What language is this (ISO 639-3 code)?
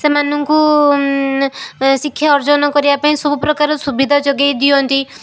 ori